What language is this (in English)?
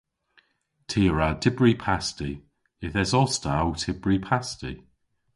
Cornish